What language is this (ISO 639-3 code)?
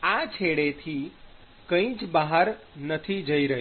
guj